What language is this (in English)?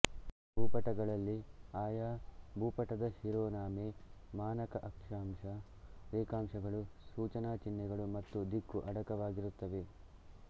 Kannada